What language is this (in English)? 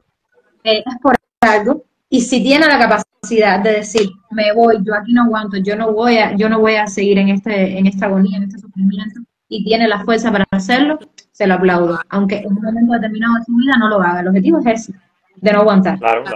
Spanish